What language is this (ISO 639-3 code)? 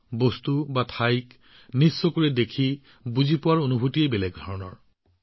asm